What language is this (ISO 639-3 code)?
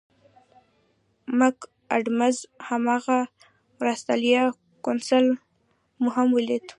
pus